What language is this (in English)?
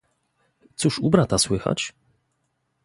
Polish